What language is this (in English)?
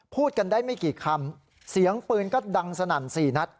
Thai